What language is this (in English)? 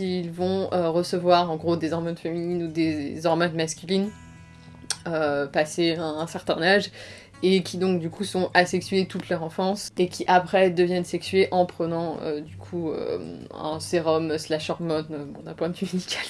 French